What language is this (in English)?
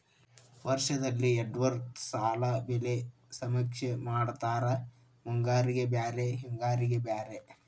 Kannada